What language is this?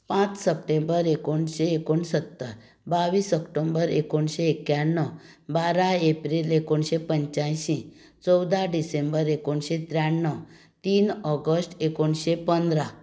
Konkani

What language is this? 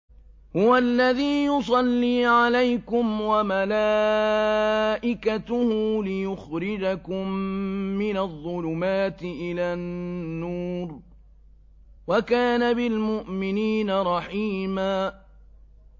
Arabic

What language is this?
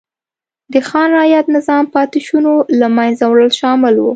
Pashto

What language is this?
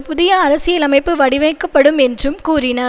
Tamil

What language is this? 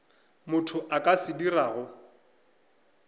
Northern Sotho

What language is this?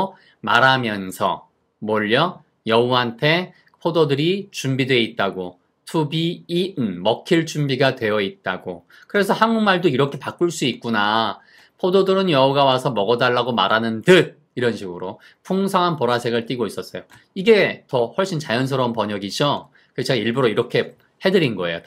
Korean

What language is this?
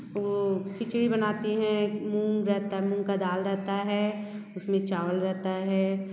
Hindi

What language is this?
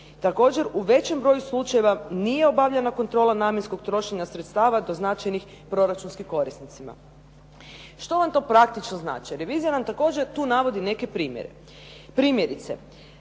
Croatian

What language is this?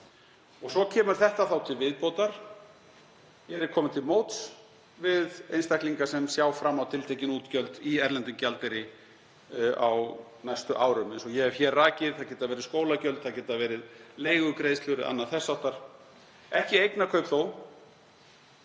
Icelandic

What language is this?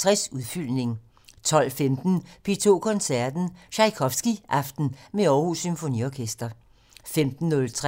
Danish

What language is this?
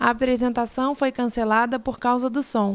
Portuguese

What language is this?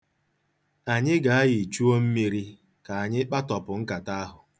Igbo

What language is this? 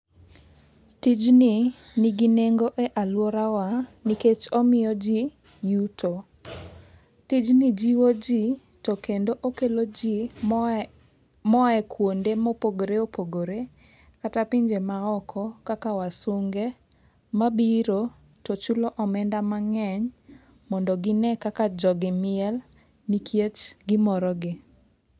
Luo (Kenya and Tanzania)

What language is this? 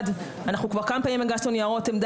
Hebrew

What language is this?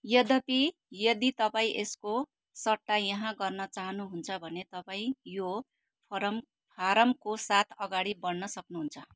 Nepali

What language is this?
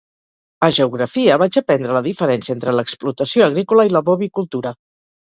Catalan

